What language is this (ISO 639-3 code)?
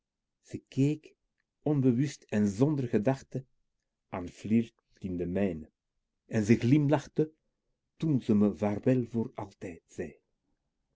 nld